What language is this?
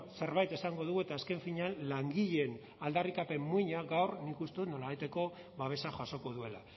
Basque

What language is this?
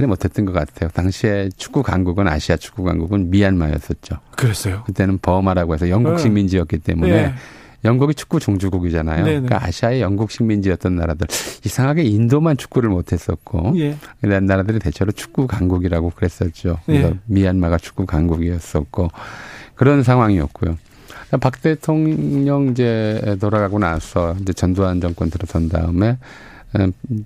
Korean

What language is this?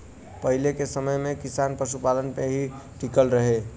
Bhojpuri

